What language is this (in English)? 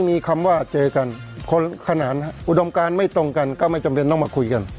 Thai